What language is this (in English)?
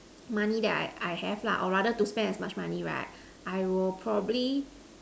English